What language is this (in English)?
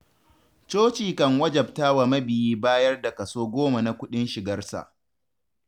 Hausa